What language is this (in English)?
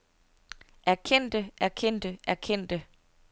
Danish